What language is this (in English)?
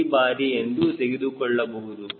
Kannada